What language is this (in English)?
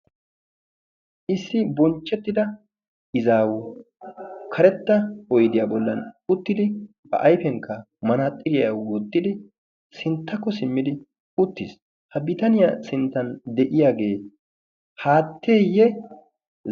Wolaytta